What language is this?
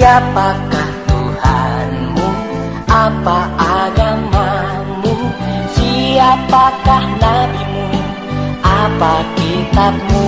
Indonesian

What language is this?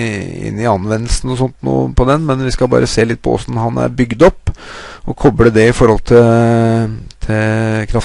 Norwegian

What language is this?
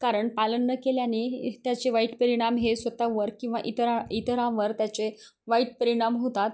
Marathi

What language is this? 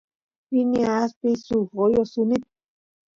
Santiago del Estero Quichua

